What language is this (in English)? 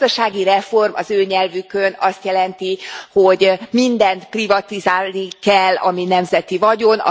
Hungarian